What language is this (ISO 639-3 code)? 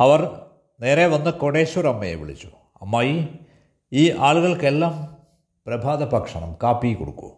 mal